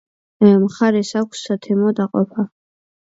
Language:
Georgian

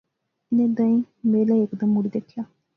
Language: Pahari-Potwari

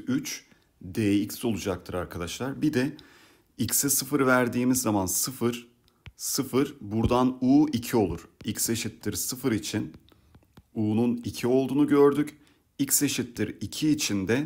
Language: Turkish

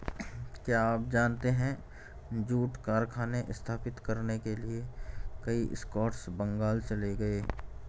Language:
Hindi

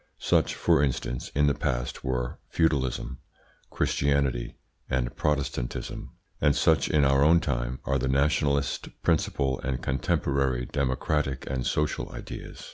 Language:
English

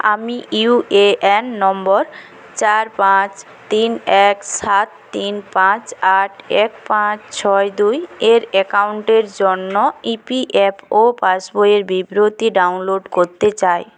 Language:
Bangla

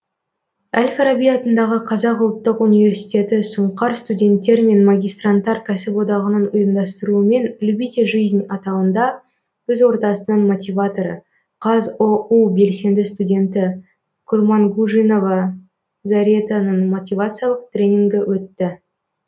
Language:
Kazakh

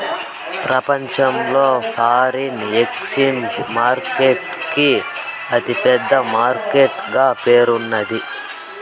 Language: Telugu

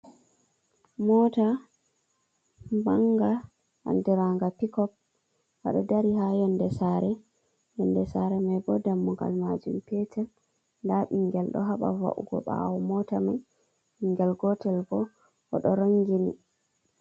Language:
Fula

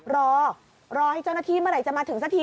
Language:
Thai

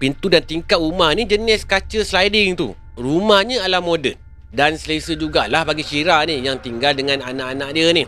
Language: Malay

